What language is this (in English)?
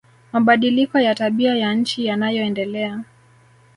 Swahili